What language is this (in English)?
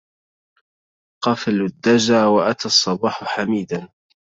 Arabic